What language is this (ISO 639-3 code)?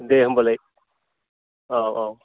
brx